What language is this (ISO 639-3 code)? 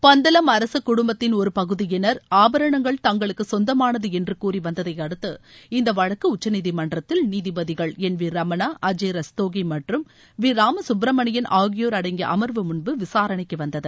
tam